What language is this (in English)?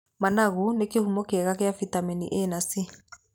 Kikuyu